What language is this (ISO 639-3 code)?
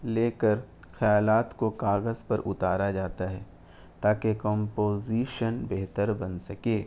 urd